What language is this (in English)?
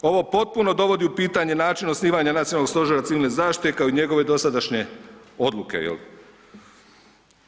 Croatian